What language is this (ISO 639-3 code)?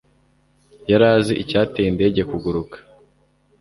kin